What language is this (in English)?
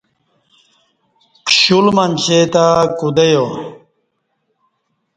Kati